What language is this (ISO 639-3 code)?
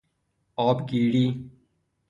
fas